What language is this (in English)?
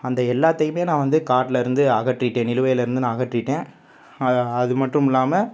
Tamil